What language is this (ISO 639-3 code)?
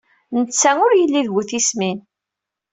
kab